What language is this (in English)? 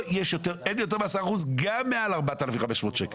Hebrew